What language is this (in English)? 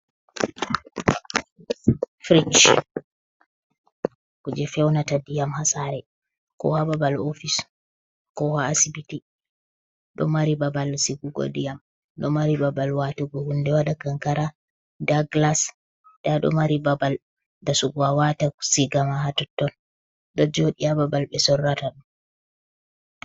Fula